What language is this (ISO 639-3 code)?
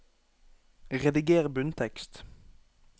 nor